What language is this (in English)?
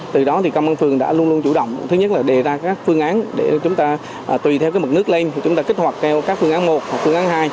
Vietnamese